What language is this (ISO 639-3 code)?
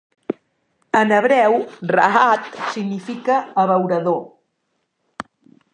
cat